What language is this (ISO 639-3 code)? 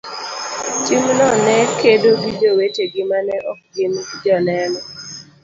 luo